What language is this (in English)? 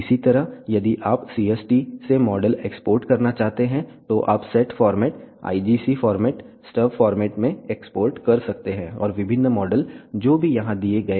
Hindi